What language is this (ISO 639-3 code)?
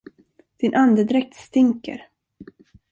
swe